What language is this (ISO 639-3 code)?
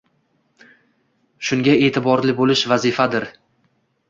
uzb